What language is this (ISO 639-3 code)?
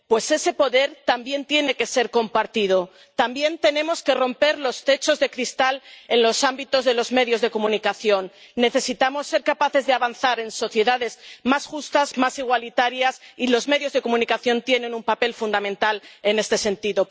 spa